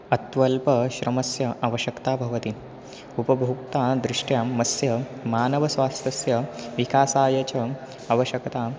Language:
Sanskrit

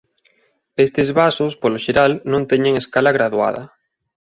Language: Galician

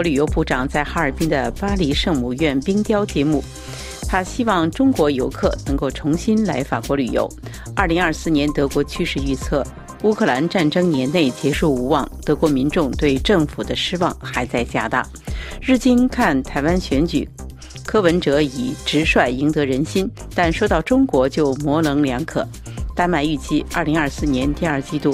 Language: Chinese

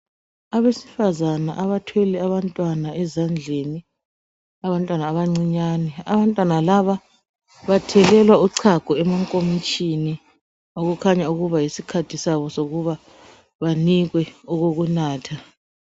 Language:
North Ndebele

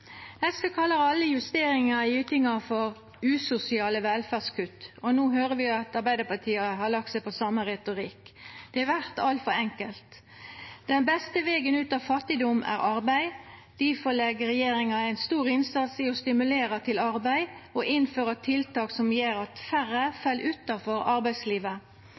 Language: Norwegian Nynorsk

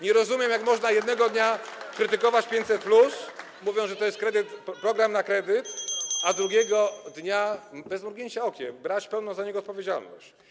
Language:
Polish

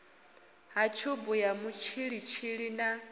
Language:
Venda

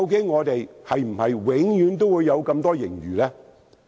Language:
Cantonese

